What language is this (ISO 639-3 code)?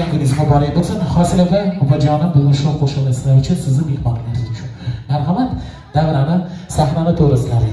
ind